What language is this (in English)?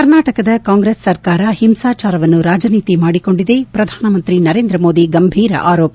Kannada